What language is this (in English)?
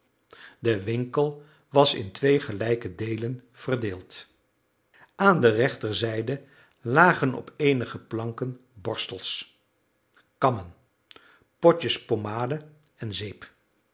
Dutch